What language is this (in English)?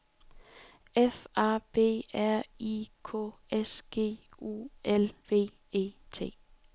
Danish